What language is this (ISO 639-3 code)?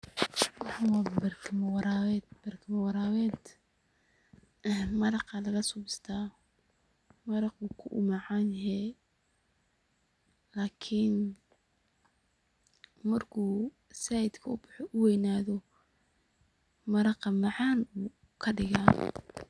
som